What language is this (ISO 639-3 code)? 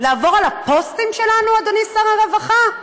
heb